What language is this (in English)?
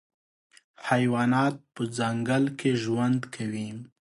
Pashto